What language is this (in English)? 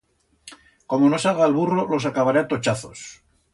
Aragonese